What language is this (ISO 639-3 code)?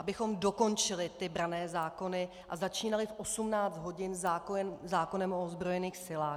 ces